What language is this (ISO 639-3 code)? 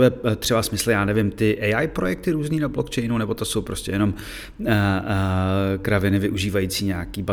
ces